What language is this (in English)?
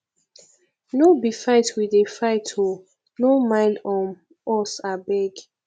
Nigerian Pidgin